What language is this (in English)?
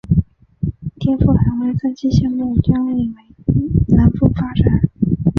Chinese